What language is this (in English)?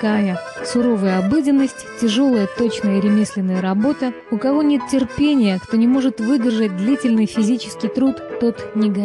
Russian